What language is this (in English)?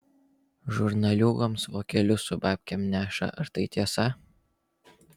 Lithuanian